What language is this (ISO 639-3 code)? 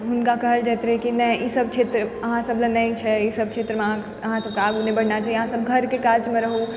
mai